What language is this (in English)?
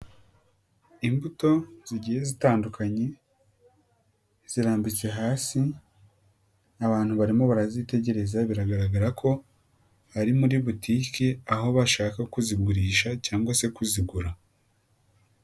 Kinyarwanda